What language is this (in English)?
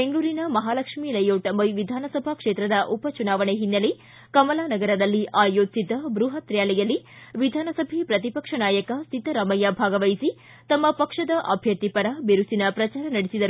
Kannada